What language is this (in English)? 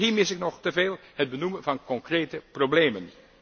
Dutch